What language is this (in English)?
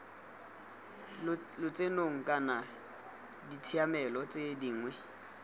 Tswana